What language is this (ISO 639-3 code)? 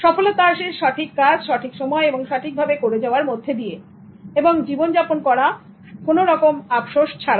ben